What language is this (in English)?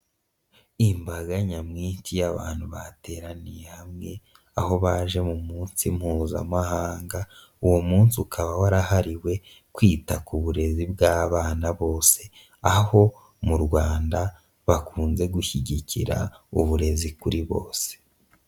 Kinyarwanda